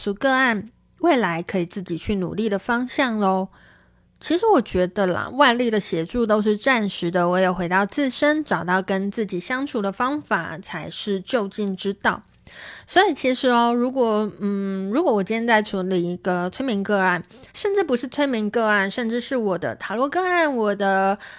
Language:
Chinese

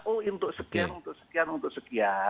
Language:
Indonesian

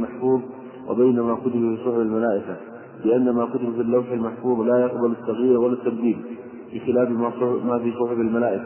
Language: Arabic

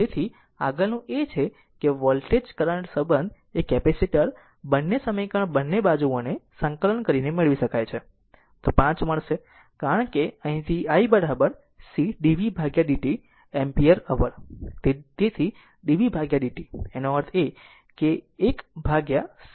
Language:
Gujarati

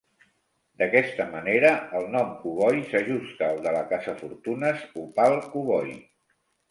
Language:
Catalan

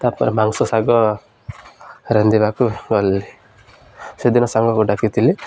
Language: Odia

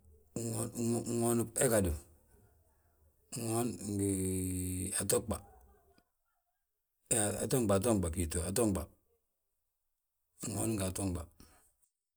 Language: Balanta-Ganja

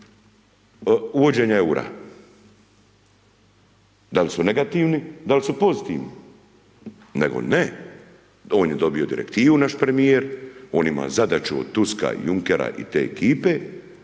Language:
Croatian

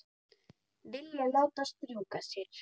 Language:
Icelandic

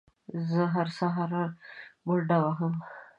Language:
Pashto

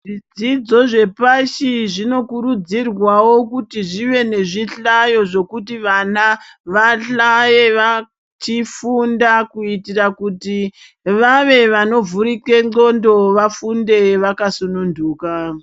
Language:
Ndau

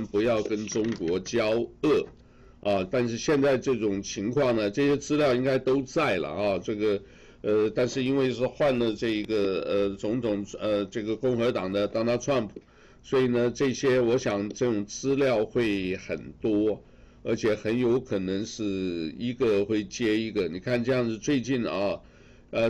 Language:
Chinese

